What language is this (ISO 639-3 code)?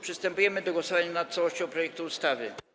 pol